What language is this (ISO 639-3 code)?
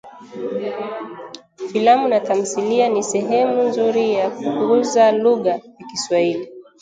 swa